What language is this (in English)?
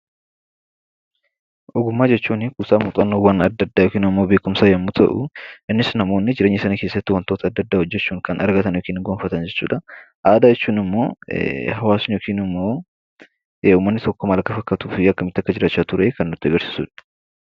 Oromo